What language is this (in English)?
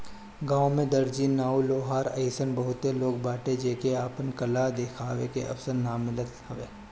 Bhojpuri